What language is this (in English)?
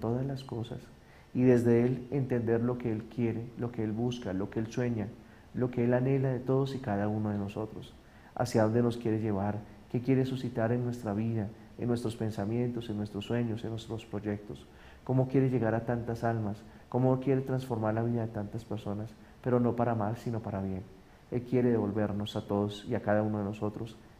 Spanish